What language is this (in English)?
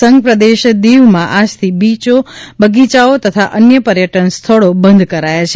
Gujarati